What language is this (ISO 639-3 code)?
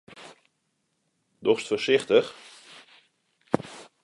fry